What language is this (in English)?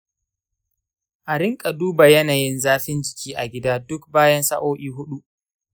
Hausa